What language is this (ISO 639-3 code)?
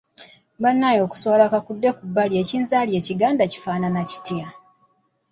lug